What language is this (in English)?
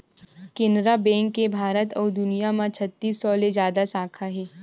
Chhattisgarhi